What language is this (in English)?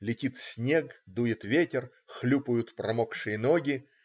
Russian